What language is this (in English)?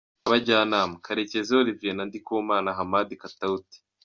Kinyarwanda